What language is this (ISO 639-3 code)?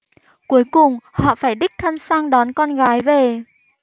vie